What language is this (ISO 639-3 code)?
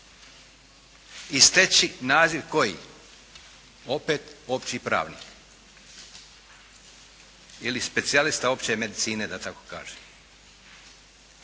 hrv